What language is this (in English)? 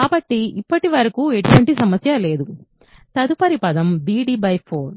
Telugu